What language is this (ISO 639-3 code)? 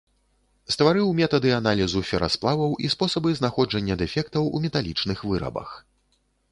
bel